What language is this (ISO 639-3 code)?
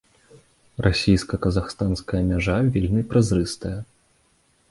bel